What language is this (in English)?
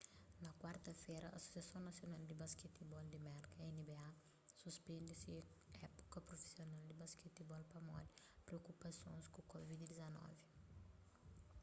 Kabuverdianu